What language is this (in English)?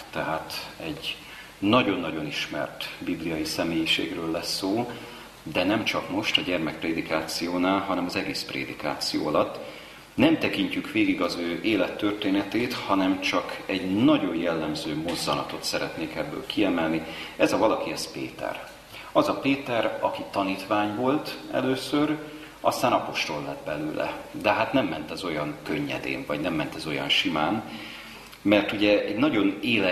Hungarian